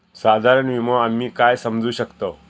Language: Marathi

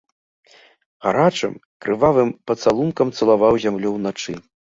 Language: Belarusian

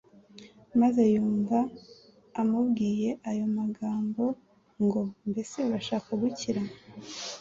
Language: Kinyarwanda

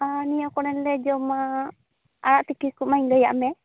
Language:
Santali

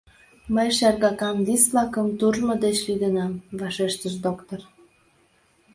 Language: Mari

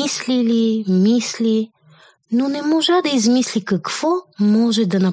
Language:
Bulgarian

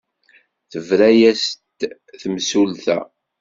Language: Kabyle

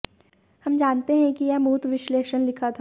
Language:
Hindi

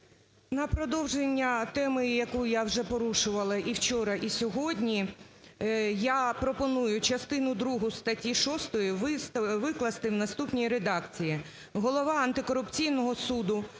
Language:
Ukrainian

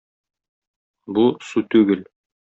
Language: Tatar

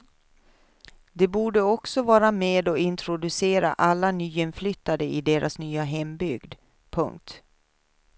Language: Swedish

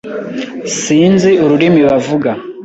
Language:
Kinyarwanda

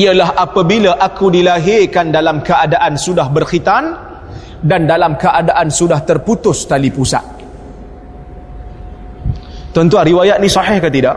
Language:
Malay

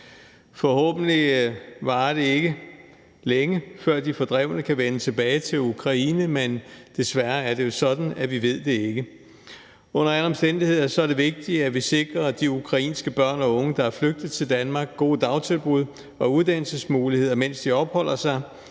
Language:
Danish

